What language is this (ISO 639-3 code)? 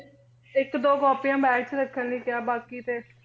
pan